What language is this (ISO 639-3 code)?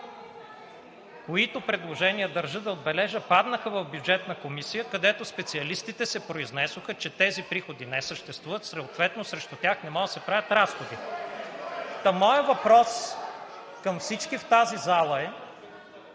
bul